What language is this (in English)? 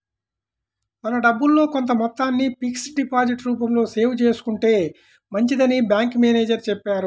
Telugu